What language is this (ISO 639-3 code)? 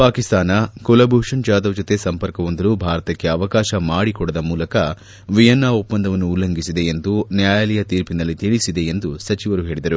kan